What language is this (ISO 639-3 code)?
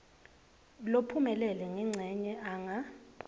ssw